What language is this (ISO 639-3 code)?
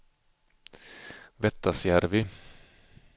swe